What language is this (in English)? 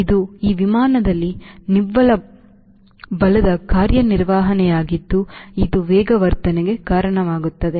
Kannada